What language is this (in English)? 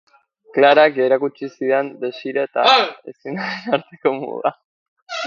Basque